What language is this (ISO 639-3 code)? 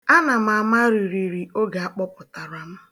ibo